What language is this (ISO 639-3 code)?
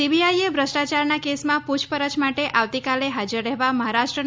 guj